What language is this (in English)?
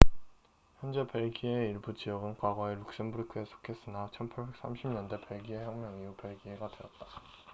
Korean